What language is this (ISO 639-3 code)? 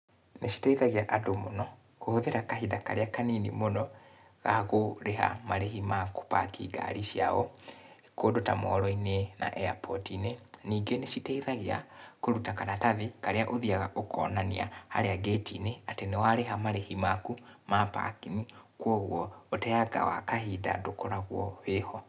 kik